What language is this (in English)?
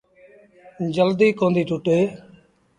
Sindhi Bhil